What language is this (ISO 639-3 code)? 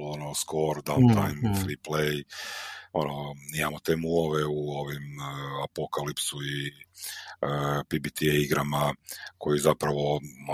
hrv